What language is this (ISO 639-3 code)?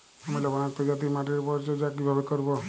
ben